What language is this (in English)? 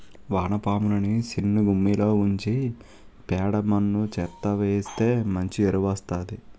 Telugu